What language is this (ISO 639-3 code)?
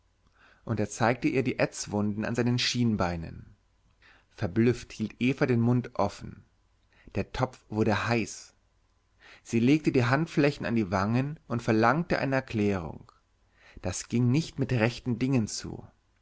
deu